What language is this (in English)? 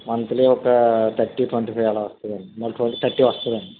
Telugu